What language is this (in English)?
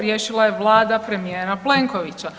Croatian